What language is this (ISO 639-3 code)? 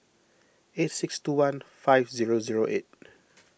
eng